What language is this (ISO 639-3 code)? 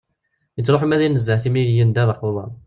kab